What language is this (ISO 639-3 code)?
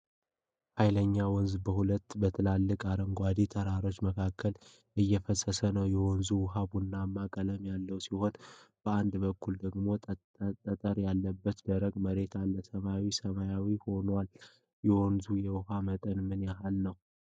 amh